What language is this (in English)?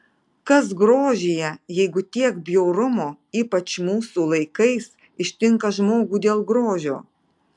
Lithuanian